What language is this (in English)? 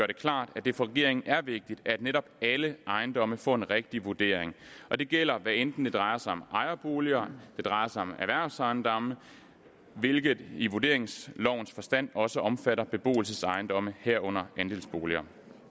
Danish